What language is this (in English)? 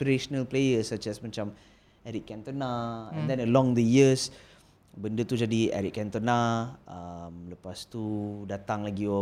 Malay